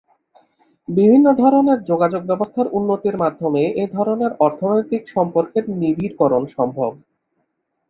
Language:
Bangla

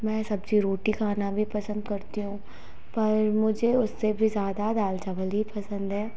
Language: Hindi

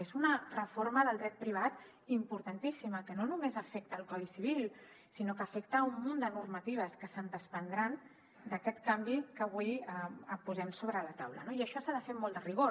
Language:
Catalan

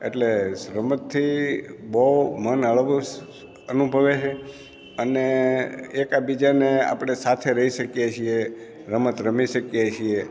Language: Gujarati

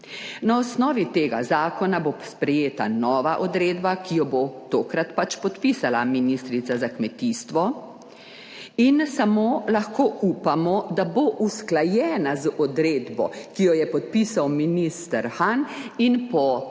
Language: Slovenian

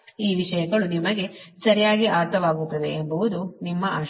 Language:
Kannada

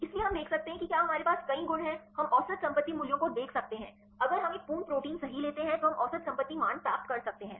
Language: Hindi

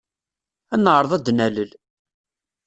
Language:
Kabyle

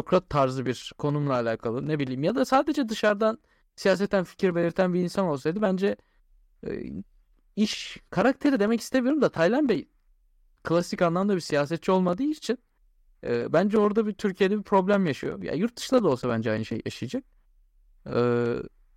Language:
Turkish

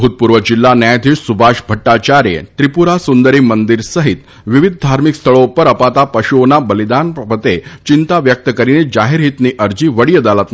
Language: Gujarati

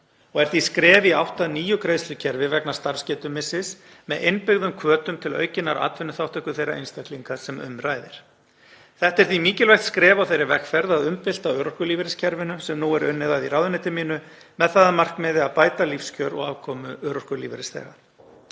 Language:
Icelandic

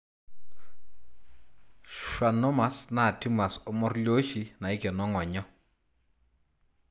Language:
Masai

